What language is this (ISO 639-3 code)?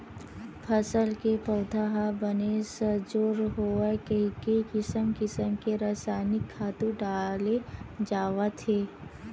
hne